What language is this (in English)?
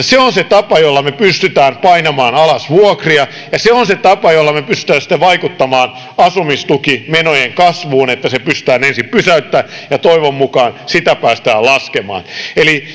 Finnish